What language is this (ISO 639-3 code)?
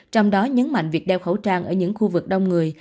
vie